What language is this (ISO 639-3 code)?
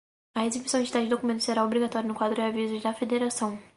por